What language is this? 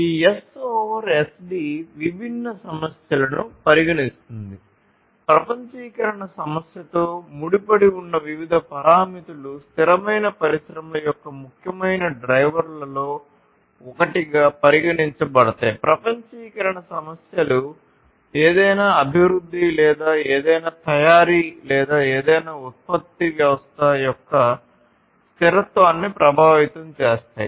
Telugu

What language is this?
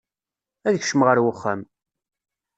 Kabyle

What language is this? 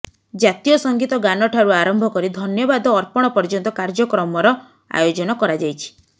Odia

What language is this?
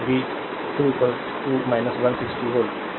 Hindi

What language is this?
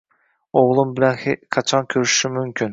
Uzbek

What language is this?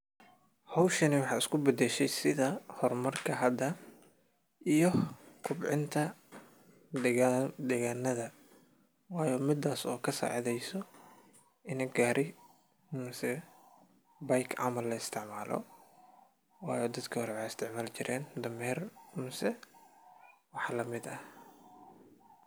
Somali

